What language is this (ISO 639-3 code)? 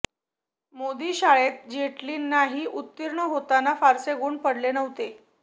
mar